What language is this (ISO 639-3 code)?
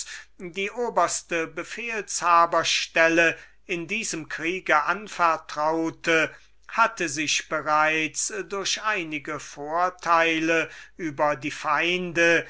deu